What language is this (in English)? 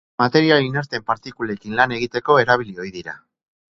Basque